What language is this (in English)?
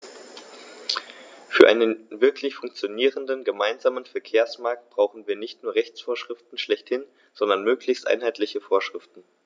German